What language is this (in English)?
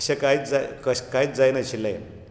Konkani